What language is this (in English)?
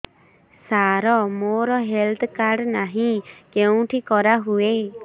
Odia